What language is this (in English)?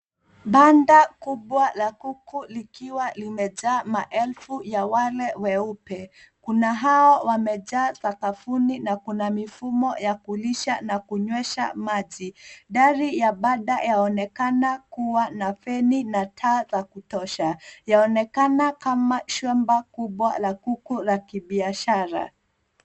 Swahili